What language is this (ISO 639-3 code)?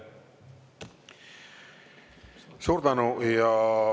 est